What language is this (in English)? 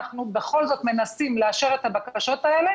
Hebrew